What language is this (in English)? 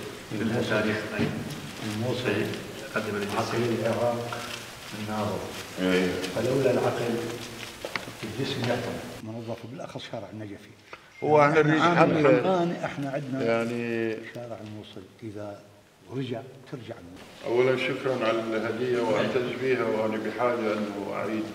Arabic